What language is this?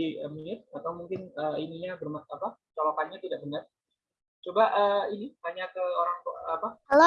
Indonesian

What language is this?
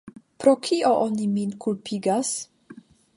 Esperanto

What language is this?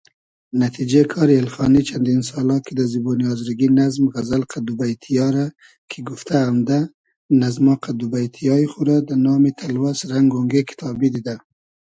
Hazaragi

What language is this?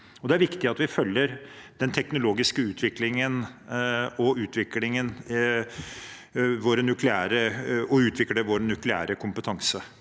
Norwegian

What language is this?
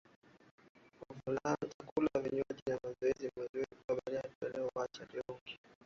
Swahili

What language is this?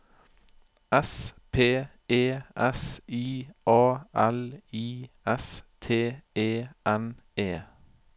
Norwegian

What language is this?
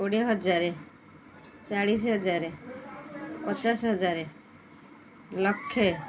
Odia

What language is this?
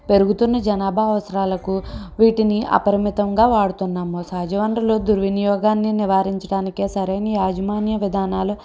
Telugu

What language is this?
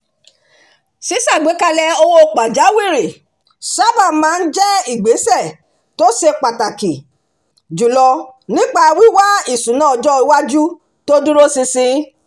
Yoruba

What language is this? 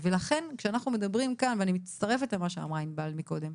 Hebrew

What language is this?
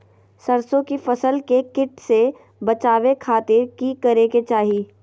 Magahi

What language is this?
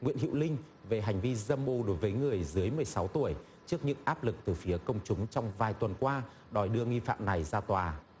Vietnamese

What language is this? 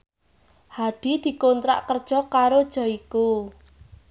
Javanese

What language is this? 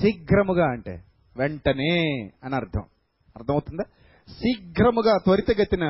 Telugu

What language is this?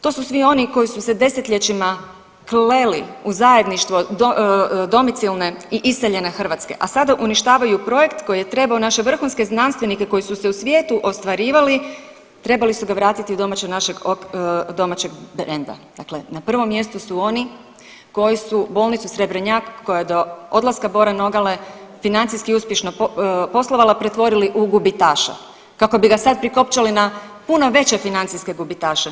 Croatian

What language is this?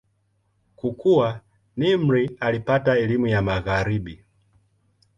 Swahili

